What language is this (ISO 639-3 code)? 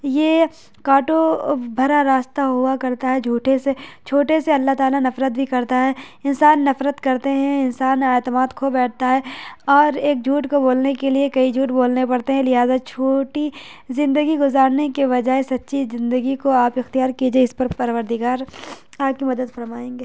urd